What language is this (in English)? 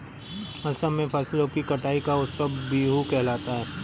Hindi